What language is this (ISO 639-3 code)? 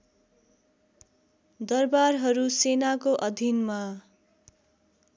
nep